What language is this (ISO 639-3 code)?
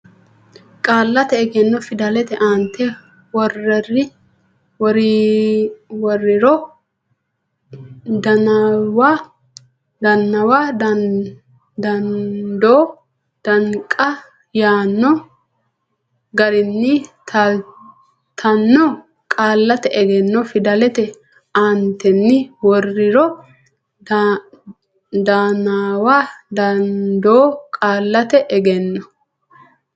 sid